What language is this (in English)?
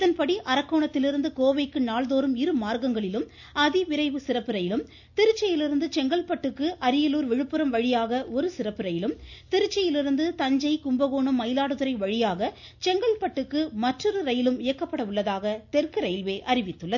Tamil